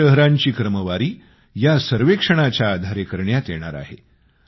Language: Marathi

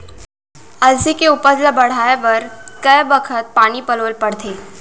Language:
Chhattisgarhi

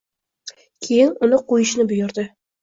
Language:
Uzbek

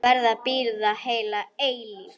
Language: Icelandic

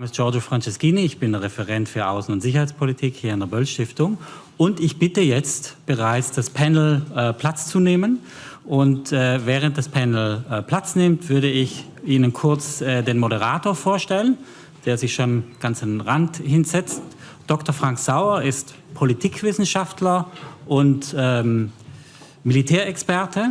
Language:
German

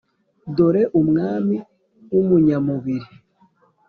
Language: Kinyarwanda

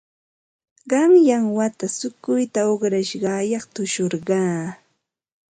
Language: Ambo-Pasco Quechua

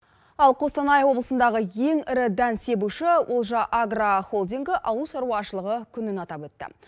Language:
Kazakh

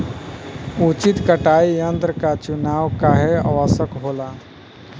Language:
Bhojpuri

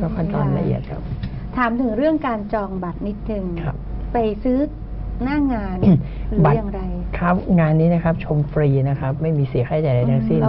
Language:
Thai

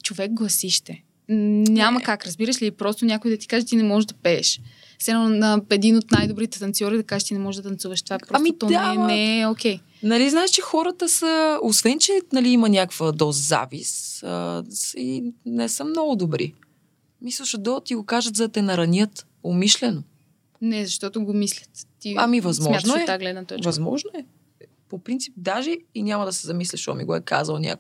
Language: Bulgarian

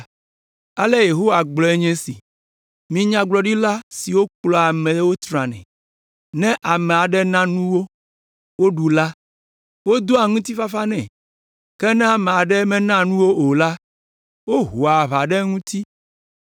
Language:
Ewe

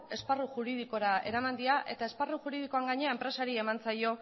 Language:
Basque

